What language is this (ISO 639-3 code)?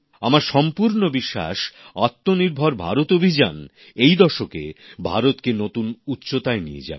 ben